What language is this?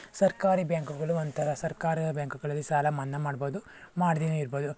Kannada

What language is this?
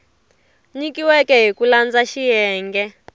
Tsonga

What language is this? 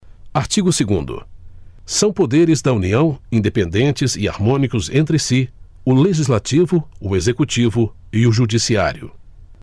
Portuguese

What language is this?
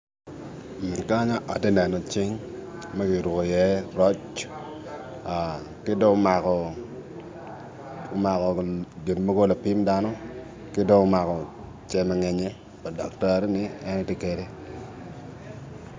Acoli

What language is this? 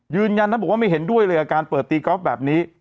Thai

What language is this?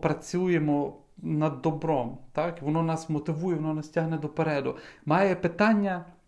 Ukrainian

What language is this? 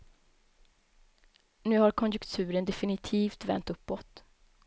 Swedish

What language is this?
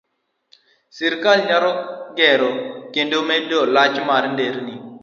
Luo (Kenya and Tanzania)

